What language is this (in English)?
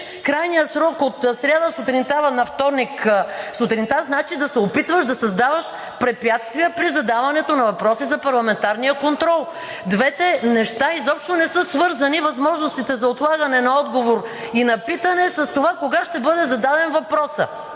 Bulgarian